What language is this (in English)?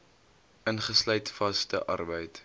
Afrikaans